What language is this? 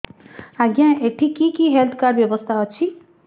Odia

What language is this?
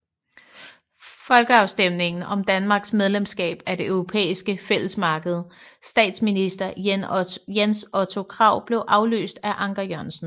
Danish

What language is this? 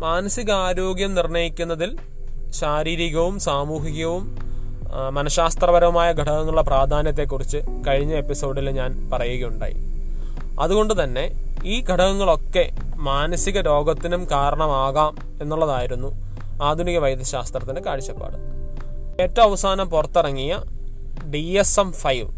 Malayalam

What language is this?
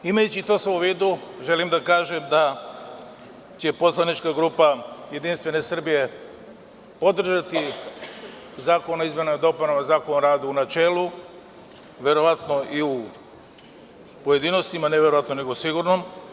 Serbian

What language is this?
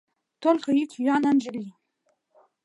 Mari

